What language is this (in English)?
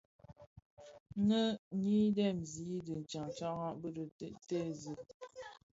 Bafia